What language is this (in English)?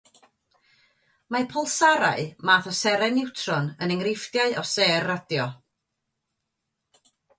Welsh